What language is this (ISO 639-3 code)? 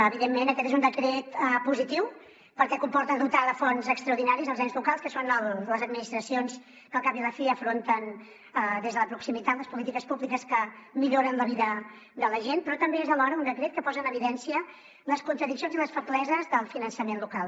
cat